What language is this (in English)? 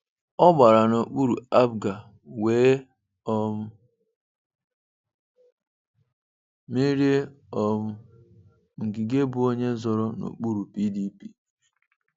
Igbo